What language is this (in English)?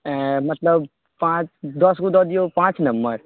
Maithili